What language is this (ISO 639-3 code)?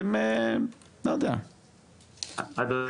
heb